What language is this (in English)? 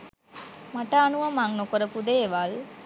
Sinhala